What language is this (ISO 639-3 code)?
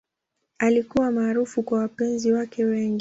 swa